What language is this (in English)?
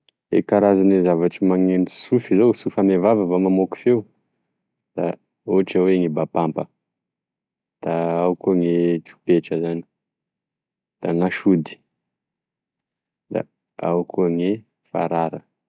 Tesaka Malagasy